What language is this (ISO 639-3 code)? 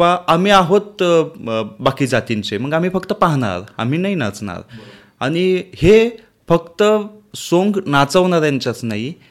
mar